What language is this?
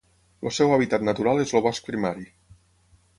Catalan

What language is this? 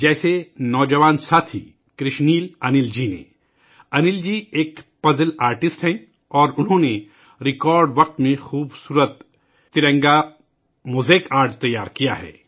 Urdu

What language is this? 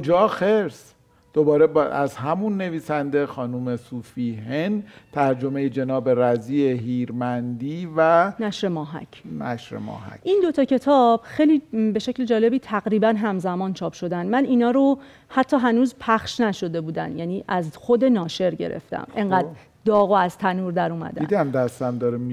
Persian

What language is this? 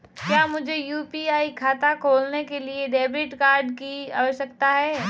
Hindi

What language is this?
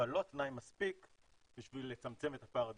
Hebrew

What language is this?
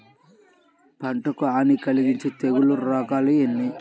Telugu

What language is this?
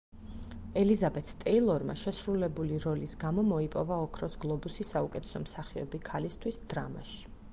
Georgian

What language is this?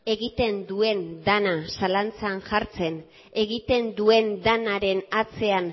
Basque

